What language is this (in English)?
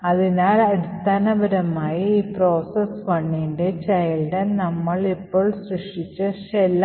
Malayalam